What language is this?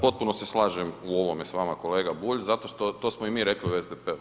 Croatian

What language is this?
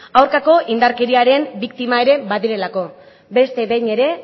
Basque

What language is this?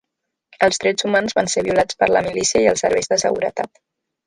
Catalan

